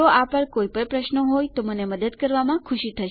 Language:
Gujarati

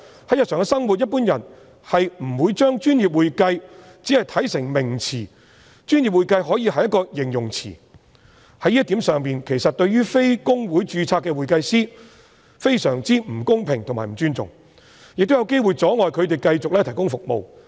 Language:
Cantonese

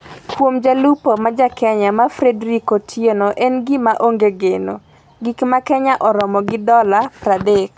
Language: Luo (Kenya and Tanzania)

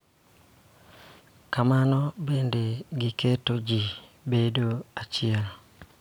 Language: Luo (Kenya and Tanzania)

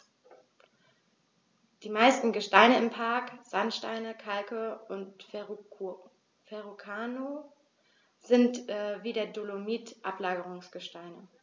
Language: German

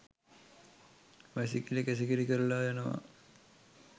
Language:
Sinhala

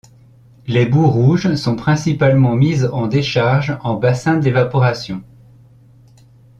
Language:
French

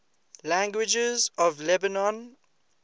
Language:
English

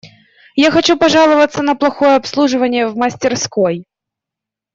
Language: Russian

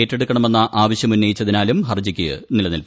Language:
Malayalam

